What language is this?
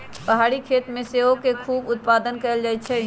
Magahi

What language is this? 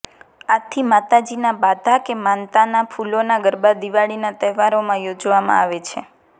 Gujarati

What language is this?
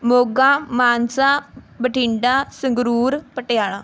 Punjabi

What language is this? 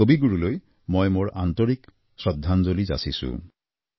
Assamese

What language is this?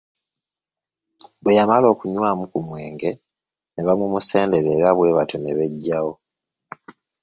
Ganda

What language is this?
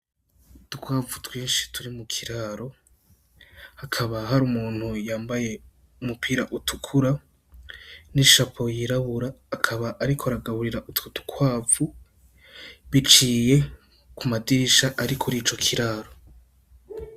Rundi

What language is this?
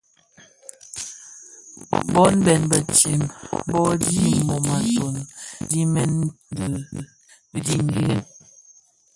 Bafia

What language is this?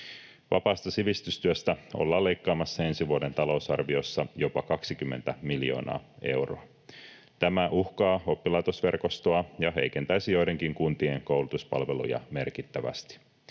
Finnish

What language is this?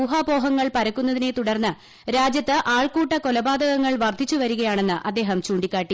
Malayalam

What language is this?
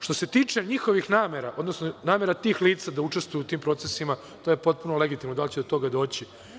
Serbian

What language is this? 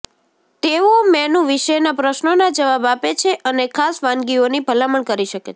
Gujarati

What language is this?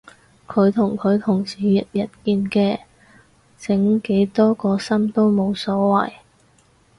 Cantonese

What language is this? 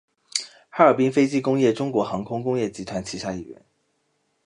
Chinese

